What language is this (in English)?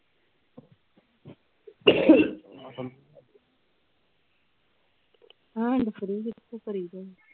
Punjabi